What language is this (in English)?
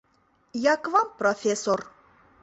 Mari